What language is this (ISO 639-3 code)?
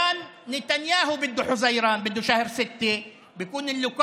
heb